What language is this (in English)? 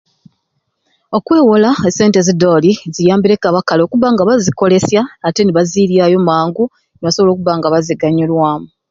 Ruuli